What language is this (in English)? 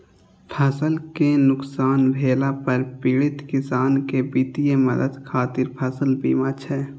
Maithili